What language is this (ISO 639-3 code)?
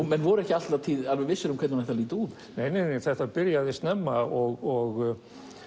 isl